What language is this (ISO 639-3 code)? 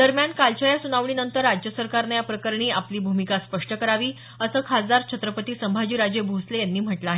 mar